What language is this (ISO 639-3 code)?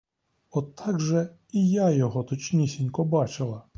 ukr